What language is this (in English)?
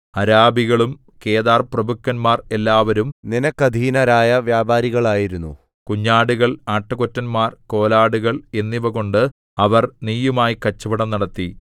Malayalam